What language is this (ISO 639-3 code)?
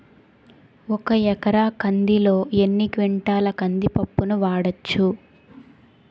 tel